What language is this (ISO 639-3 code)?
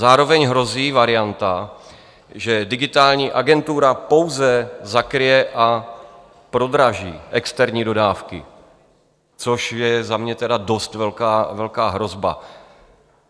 ces